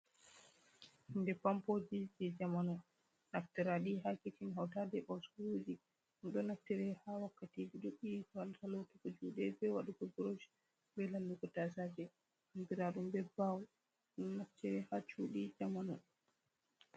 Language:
Fula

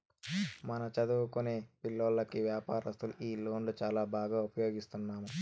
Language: Telugu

